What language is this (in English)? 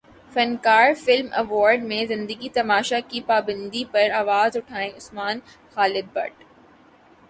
Urdu